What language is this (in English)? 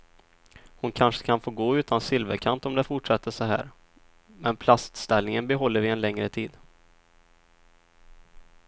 Swedish